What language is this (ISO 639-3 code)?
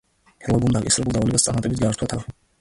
kat